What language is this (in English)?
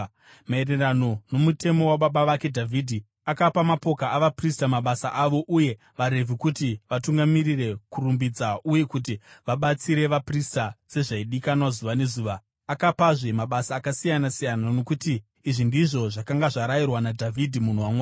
Shona